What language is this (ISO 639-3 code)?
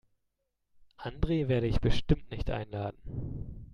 deu